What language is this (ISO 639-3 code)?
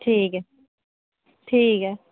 doi